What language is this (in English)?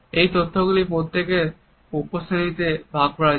Bangla